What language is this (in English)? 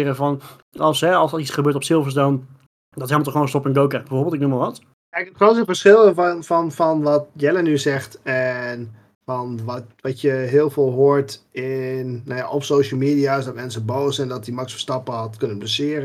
Dutch